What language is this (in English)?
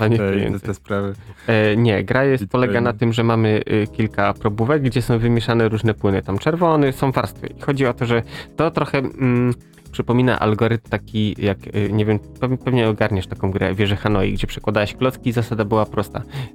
Polish